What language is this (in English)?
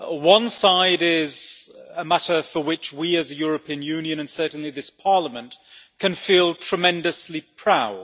English